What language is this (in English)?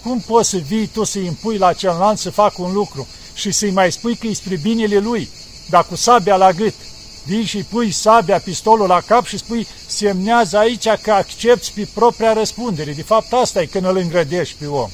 Romanian